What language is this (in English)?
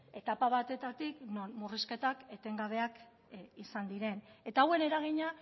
Basque